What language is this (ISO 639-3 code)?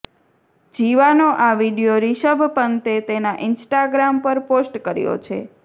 guj